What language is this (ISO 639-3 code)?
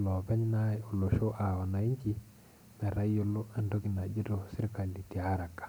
mas